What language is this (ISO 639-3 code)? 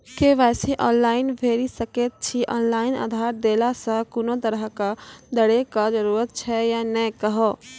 mai